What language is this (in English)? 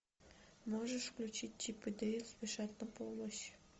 Russian